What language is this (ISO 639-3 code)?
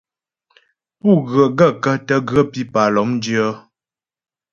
bbj